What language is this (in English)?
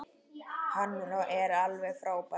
Icelandic